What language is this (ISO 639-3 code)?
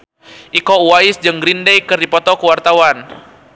sun